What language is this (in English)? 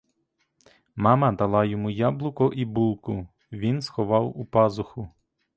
Ukrainian